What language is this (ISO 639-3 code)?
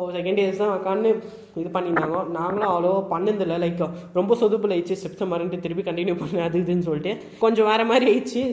tam